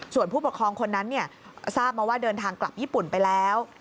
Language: Thai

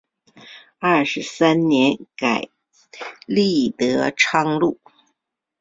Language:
Chinese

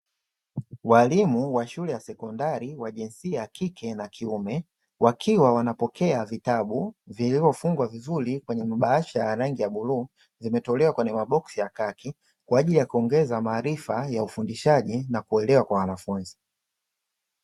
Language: Swahili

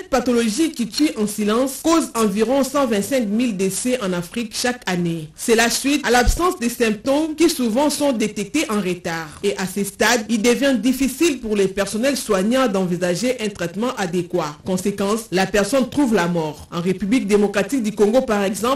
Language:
French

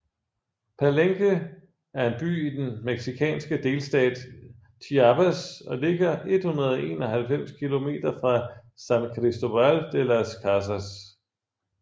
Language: Danish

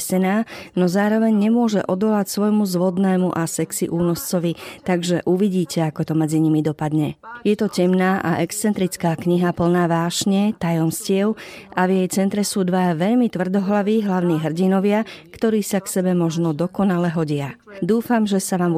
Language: Slovak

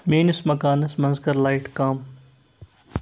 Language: Kashmiri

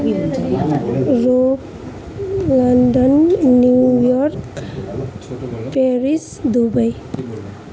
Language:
Nepali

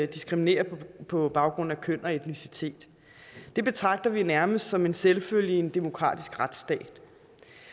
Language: Danish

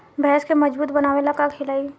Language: Bhojpuri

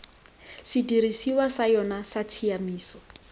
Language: Tswana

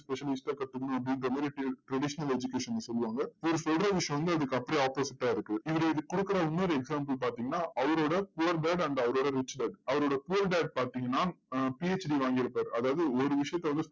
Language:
Tamil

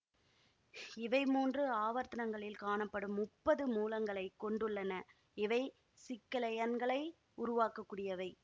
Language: Tamil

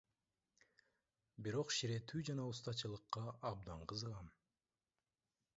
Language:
Kyrgyz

